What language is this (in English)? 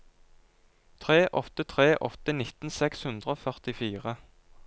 Norwegian